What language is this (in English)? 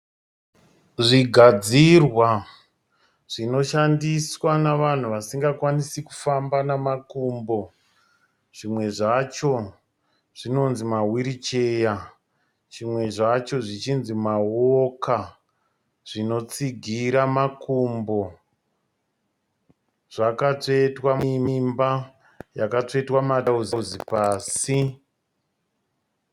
Shona